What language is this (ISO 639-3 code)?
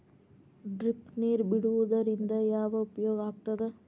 kan